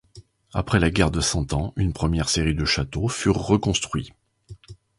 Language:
French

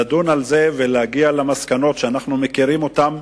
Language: Hebrew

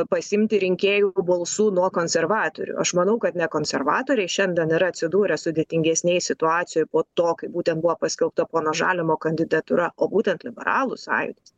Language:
Lithuanian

